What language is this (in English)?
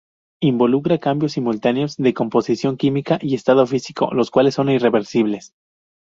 Spanish